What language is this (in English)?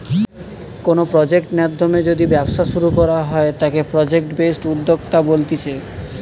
Bangla